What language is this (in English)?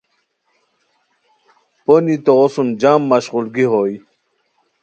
Khowar